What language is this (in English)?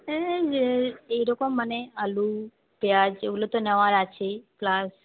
Bangla